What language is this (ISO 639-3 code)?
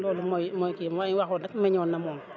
wol